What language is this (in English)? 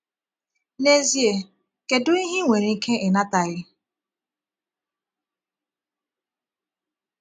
Igbo